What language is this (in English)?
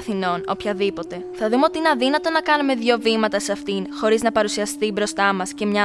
Greek